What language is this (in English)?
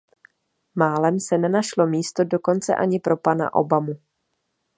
Czech